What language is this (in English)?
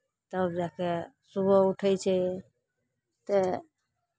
Maithili